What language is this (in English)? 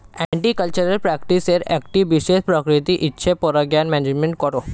Bangla